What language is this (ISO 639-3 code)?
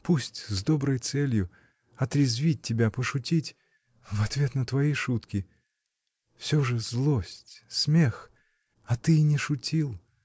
rus